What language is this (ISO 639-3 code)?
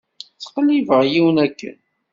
kab